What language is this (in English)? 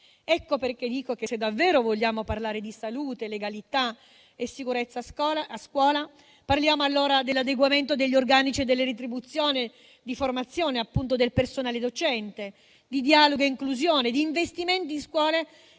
Italian